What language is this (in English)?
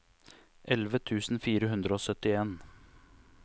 Norwegian